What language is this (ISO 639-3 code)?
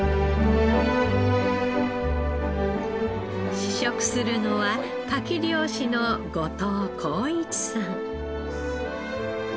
jpn